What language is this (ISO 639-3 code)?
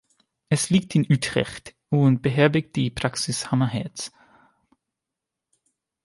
deu